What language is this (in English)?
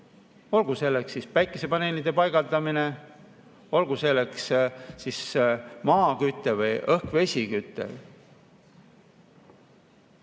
Estonian